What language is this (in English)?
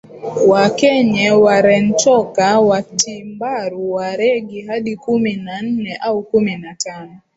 Swahili